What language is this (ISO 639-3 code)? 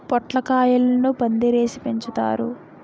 tel